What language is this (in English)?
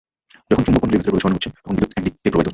Bangla